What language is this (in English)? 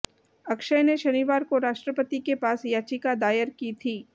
Hindi